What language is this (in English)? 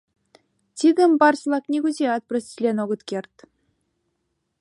Mari